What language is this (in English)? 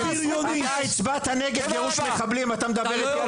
Hebrew